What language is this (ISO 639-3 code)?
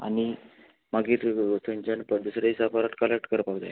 kok